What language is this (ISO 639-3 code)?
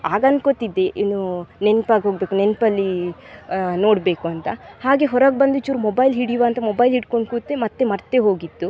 kan